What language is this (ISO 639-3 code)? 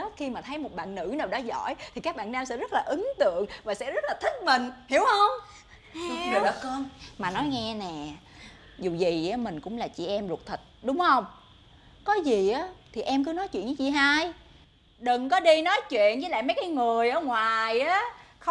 vie